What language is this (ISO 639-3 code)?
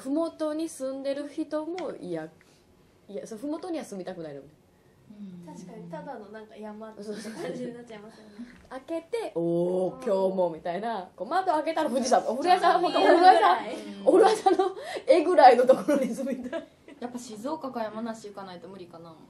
jpn